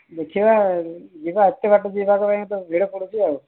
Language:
Odia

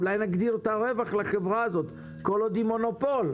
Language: Hebrew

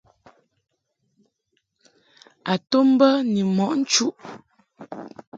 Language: Mungaka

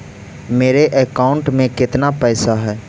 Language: Magahi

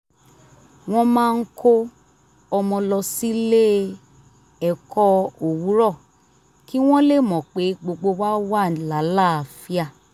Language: Yoruba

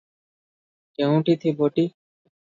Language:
Odia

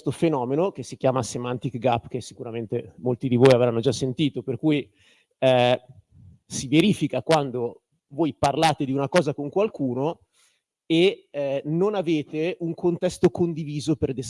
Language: Italian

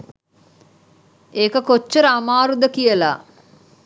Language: Sinhala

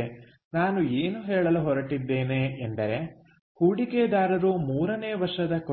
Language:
Kannada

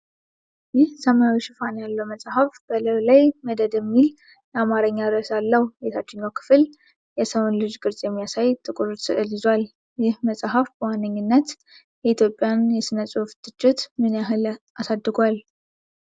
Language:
Amharic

